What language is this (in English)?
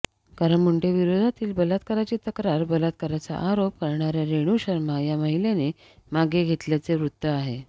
Marathi